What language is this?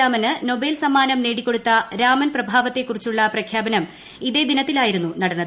Malayalam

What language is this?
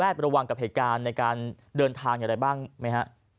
Thai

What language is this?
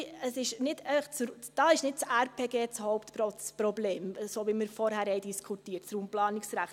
Swiss German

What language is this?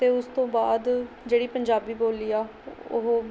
Punjabi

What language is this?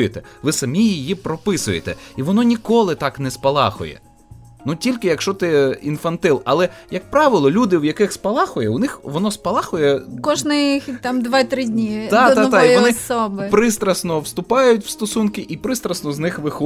Ukrainian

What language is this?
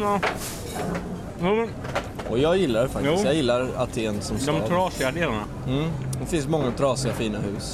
Swedish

